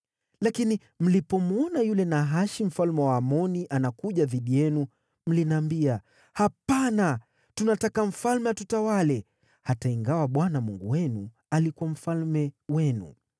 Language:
Swahili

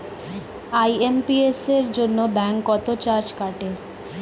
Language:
Bangla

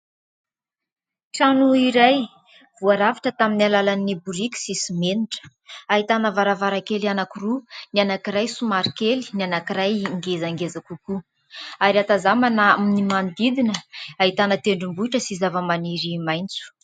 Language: Malagasy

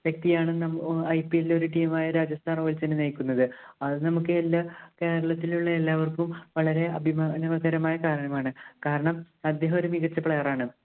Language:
Malayalam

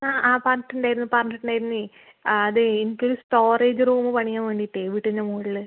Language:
Malayalam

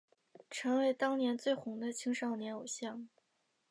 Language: Chinese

